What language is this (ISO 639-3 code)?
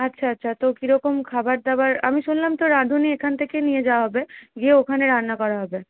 ben